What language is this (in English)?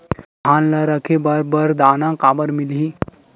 Chhattisgarhi